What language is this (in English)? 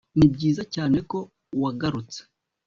Kinyarwanda